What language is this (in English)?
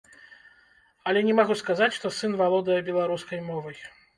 Belarusian